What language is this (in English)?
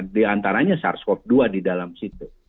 Indonesian